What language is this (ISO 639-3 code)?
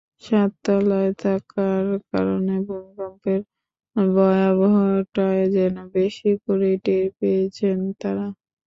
ben